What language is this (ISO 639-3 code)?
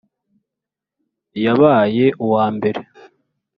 kin